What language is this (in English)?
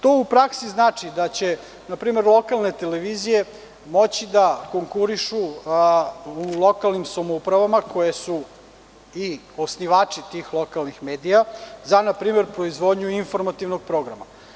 Serbian